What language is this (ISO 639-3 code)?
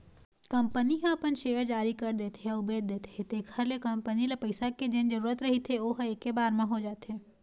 hne